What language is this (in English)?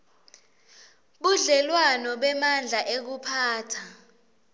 Swati